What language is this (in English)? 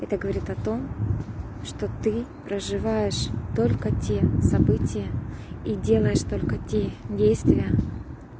Russian